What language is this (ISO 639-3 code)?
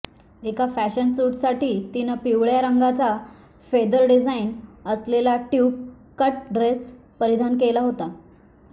mar